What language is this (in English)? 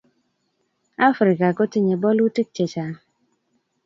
Kalenjin